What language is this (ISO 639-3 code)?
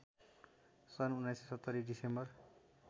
nep